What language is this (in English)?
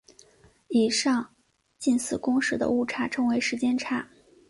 Chinese